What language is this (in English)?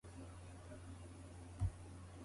Japanese